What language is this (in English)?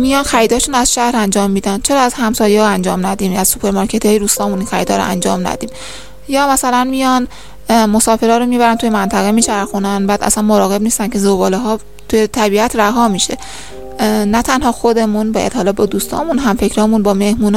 Persian